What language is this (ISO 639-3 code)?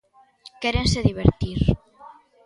glg